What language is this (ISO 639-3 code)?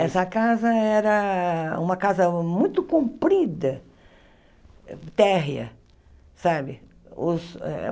por